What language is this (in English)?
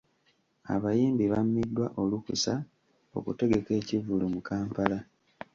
Ganda